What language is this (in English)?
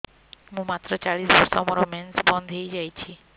Odia